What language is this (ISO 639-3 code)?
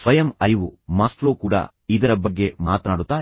kan